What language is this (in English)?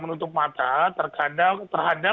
Indonesian